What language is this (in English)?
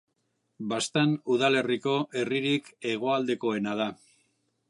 Basque